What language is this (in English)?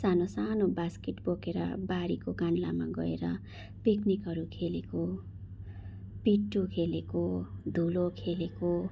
Nepali